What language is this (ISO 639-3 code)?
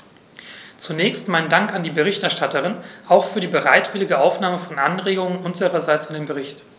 deu